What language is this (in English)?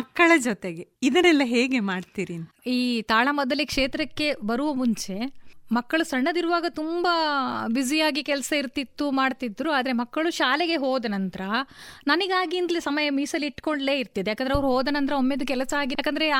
Kannada